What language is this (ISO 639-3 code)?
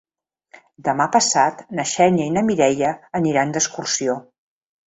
cat